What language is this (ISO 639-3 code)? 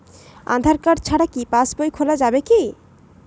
ben